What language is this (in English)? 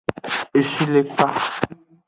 Aja (Benin)